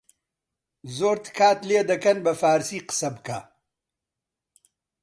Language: Central Kurdish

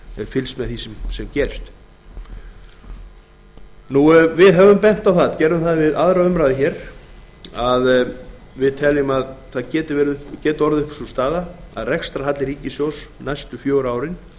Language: Icelandic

